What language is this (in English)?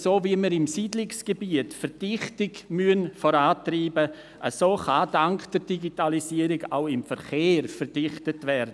Swiss German